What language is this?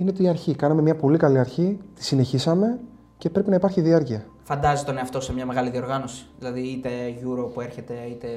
Greek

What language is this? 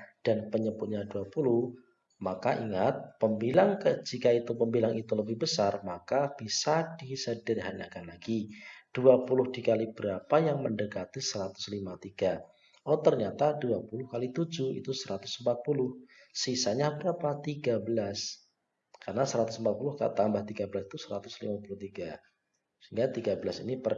Indonesian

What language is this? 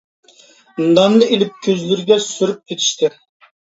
Uyghur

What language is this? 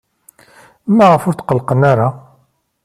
Kabyle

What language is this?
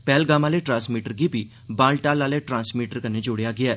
Dogri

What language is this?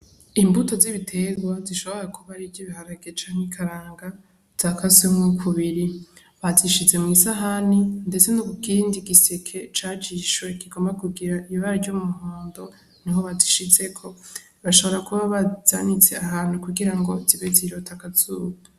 Rundi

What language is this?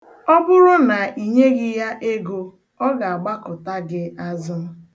Igbo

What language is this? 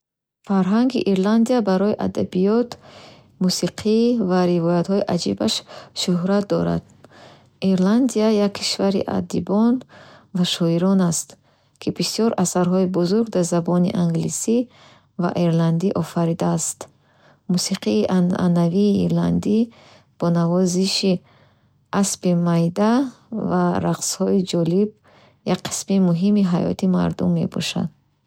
Bukharic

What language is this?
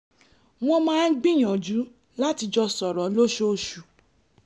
Yoruba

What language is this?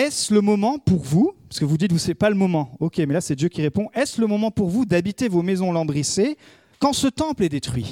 French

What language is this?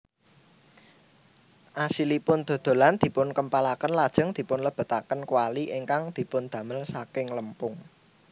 Javanese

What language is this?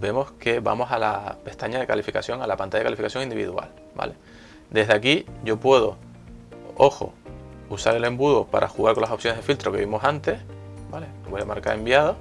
Spanish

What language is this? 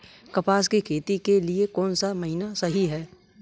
Hindi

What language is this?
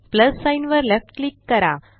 Marathi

